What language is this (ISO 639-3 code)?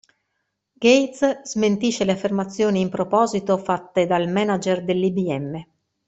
ita